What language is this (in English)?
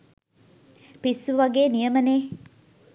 Sinhala